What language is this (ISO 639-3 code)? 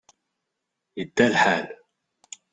kab